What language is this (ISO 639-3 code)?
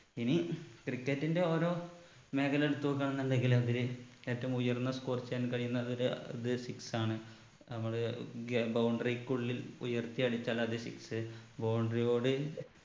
mal